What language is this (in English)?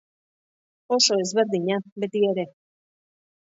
Basque